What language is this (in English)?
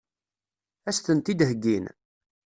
Kabyle